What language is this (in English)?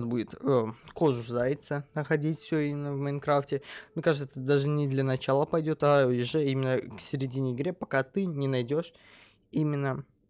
Russian